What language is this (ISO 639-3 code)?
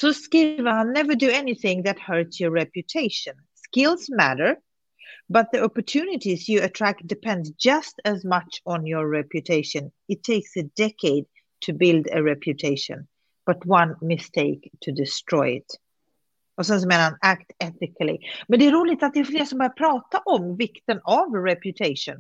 swe